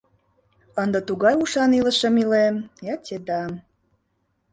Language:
Mari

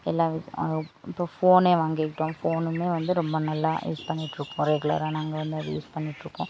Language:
Tamil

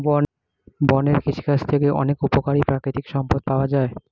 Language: Bangla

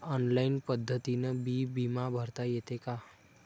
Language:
Marathi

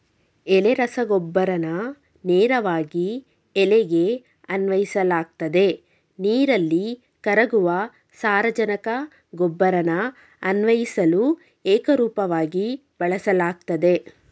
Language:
Kannada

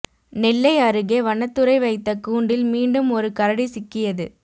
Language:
Tamil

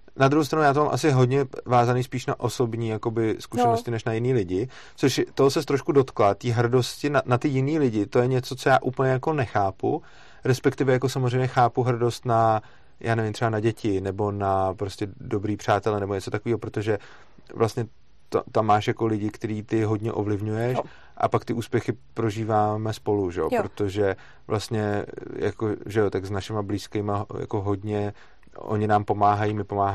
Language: Czech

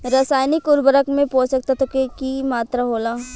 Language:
Bhojpuri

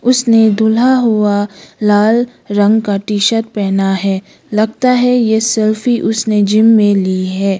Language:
Hindi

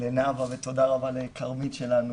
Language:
Hebrew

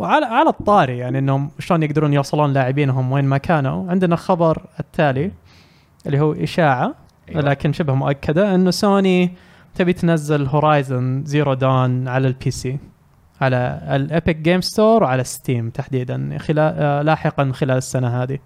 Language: Arabic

